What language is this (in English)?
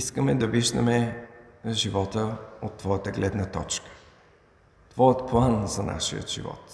Bulgarian